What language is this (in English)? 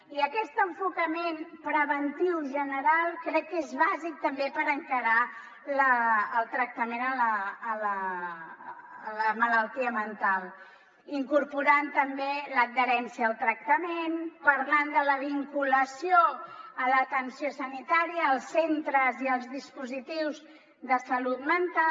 Catalan